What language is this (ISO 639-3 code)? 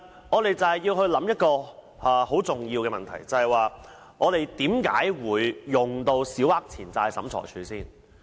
yue